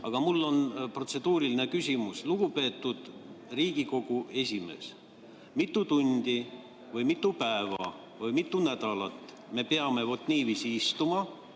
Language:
Estonian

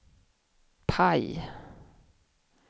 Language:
Swedish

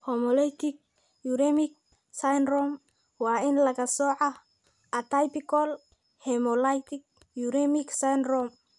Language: Somali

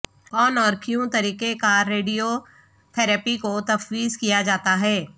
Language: Urdu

